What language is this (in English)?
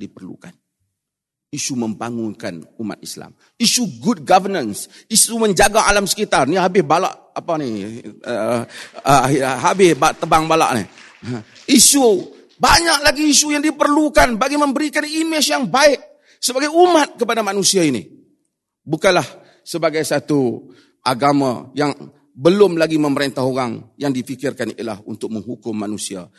Malay